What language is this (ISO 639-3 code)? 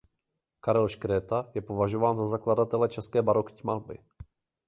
ces